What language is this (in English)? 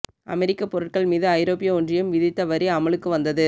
Tamil